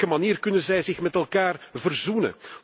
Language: Dutch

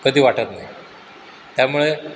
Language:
Marathi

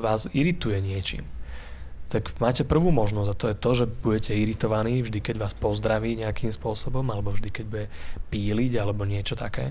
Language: Slovak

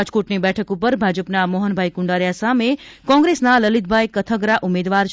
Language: Gujarati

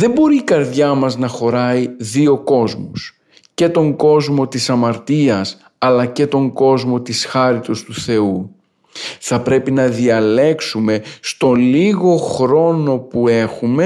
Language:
Greek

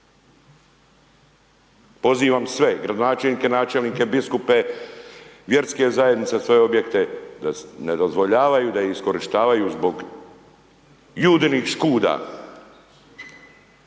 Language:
Croatian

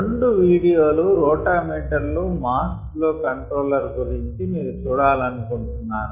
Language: Telugu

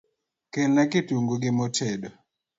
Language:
Luo (Kenya and Tanzania)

